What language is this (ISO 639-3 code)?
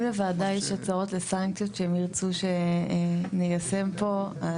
heb